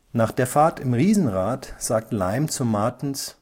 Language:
German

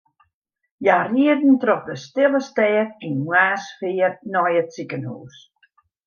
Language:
Western Frisian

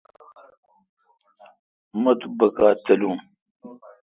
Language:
Kalkoti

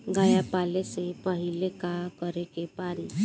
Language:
Bhojpuri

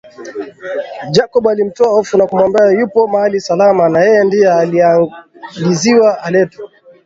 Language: Swahili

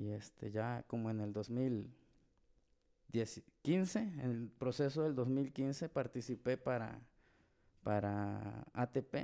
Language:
Spanish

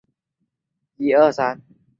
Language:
Chinese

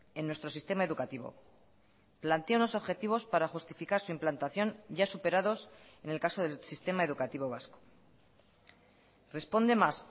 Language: Spanish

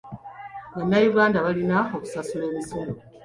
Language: Ganda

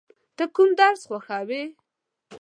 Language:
Pashto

